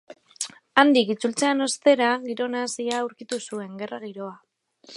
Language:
Basque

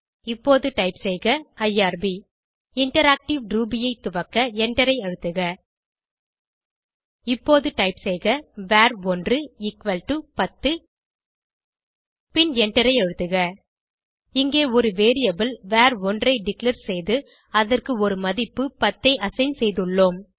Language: Tamil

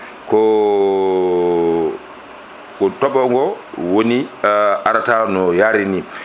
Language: Fula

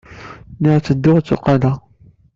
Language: Kabyle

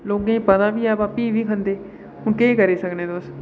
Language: Dogri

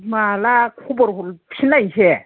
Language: Bodo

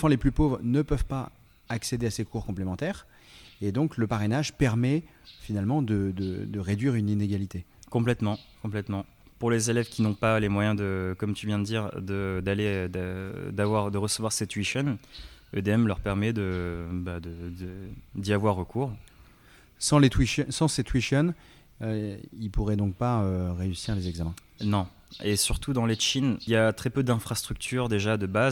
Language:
French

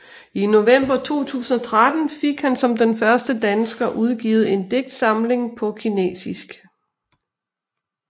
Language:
Danish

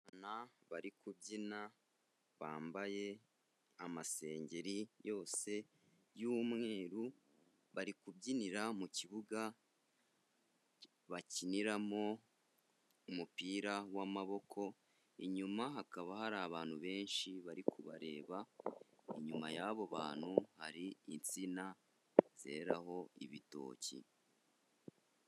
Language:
Kinyarwanda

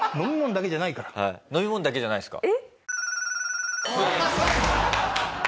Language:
Japanese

